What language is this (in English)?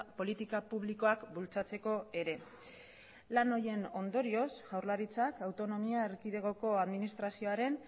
Basque